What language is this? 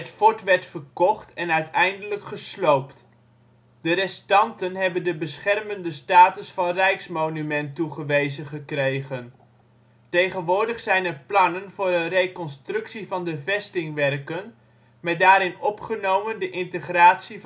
Dutch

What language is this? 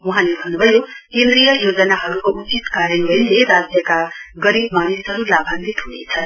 Nepali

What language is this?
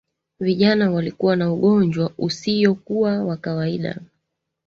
Swahili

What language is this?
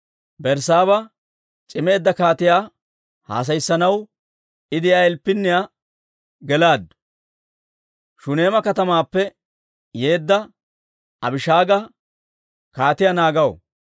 Dawro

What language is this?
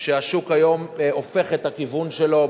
Hebrew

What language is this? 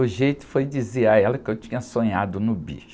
Portuguese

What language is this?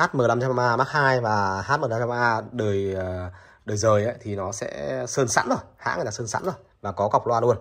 Vietnamese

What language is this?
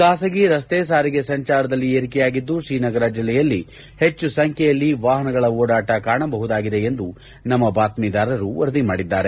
Kannada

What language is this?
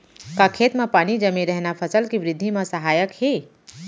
Chhattisgarhi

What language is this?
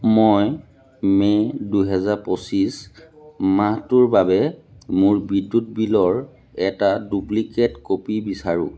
Assamese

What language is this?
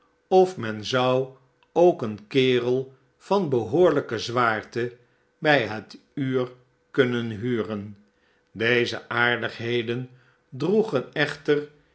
Dutch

